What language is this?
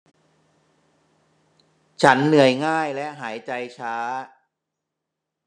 Thai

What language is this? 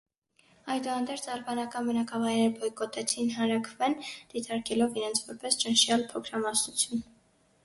Armenian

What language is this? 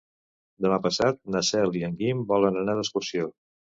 Catalan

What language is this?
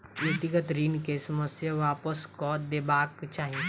Maithili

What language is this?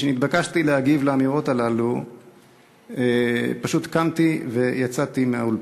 Hebrew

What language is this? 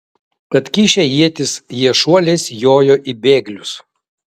Lithuanian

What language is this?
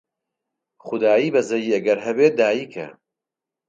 Central Kurdish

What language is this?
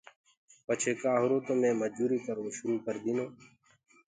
Gurgula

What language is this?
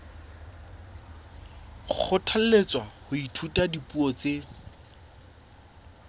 Southern Sotho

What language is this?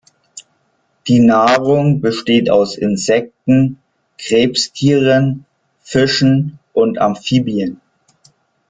German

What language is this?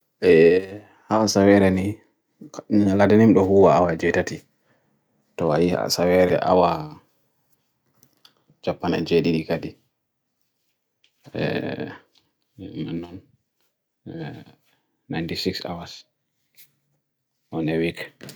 Bagirmi Fulfulde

